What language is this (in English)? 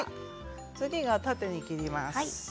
Japanese